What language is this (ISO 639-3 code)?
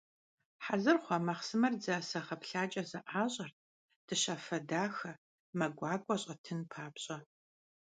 kbd